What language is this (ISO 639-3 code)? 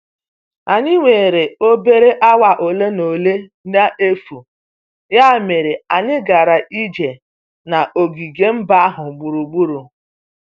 ibo